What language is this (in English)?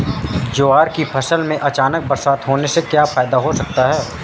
Hindi